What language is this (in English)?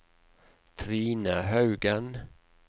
Norwegian